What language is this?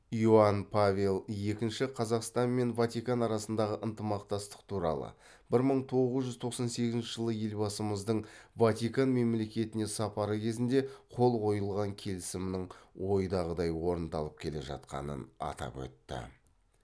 Kazakh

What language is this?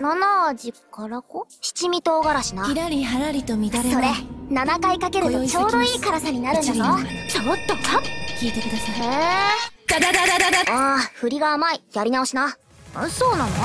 Japanese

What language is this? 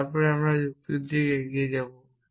Bangla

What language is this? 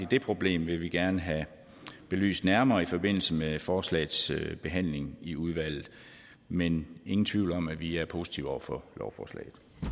Danish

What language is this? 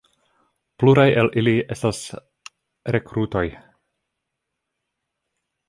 Esperanto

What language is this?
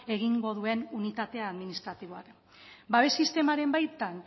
Basque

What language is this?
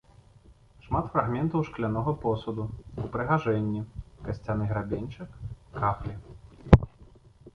Belarusian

